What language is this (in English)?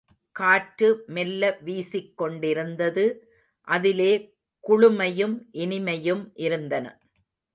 Tamil